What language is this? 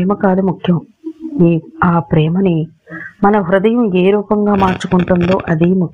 Telugu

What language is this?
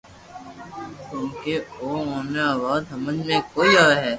Loarki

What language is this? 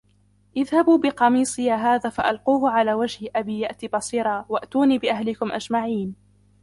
Arabic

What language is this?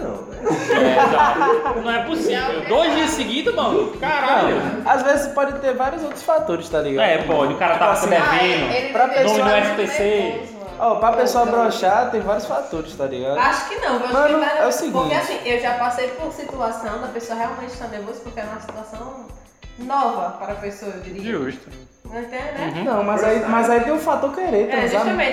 Portuguese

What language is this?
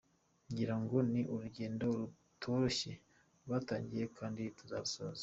Kinyarwanda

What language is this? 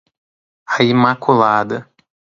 Portuguese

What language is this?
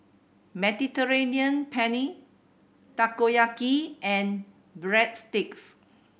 English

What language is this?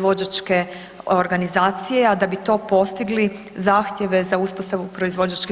Croatian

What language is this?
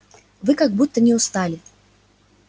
Russian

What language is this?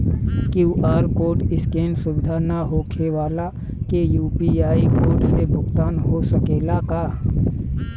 Bhojpuri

